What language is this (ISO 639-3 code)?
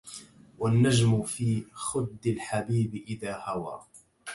ara